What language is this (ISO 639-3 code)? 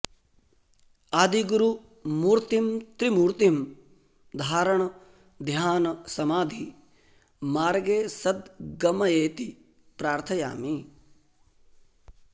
san